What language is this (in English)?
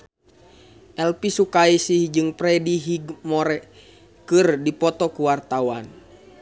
Sundanese